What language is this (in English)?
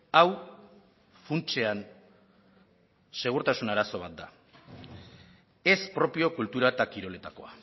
Basque